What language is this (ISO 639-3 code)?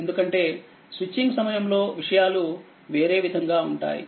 tel